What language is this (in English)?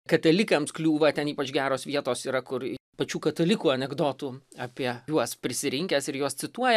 Lithuanian